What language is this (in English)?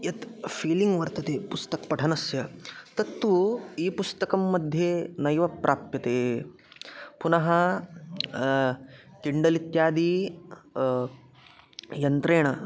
Sanskrit